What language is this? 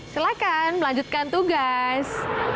Indonesian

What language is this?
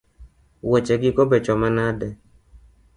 Luo (Kenya and Tanzania)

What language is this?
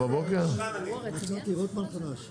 Hebrew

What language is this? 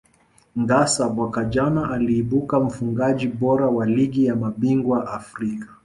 Swahili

